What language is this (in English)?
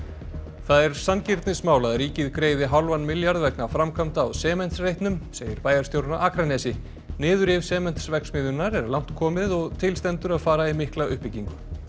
Icelandic